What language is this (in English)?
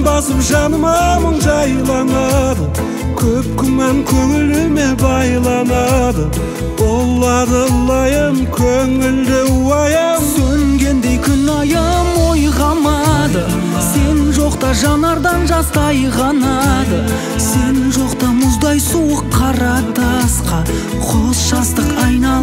Turkish